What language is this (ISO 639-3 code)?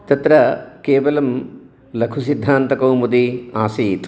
san